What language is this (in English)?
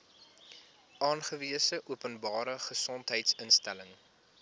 Afrikaans